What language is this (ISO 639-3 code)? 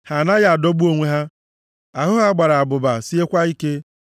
ibo